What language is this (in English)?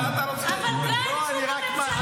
Hebrew